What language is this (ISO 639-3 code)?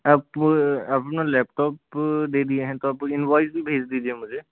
hin